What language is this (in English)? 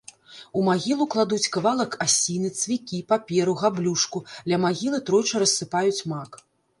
Belarusian